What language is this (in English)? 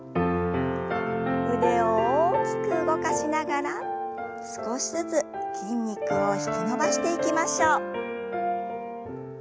Japanese